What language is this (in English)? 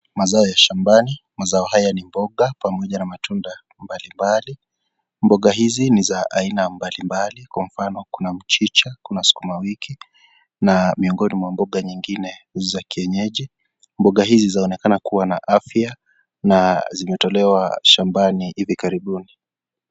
Swahili